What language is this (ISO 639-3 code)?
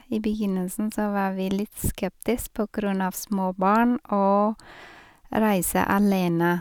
nor